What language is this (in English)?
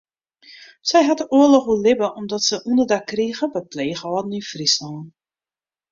Western Frisian